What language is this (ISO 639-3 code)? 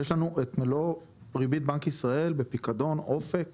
heb